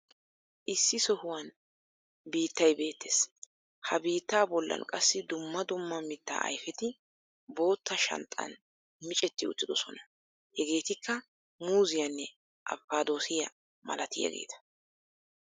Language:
Wolaytta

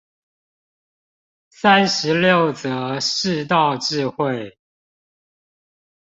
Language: Chinese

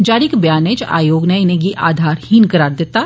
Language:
Dogri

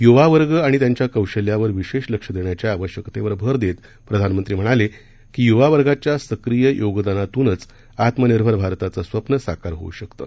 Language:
Marathi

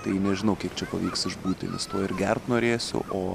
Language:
Lithuanian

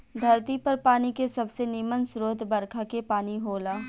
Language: Bhojpuri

